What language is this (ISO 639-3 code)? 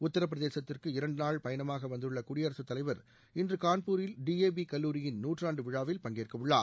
tam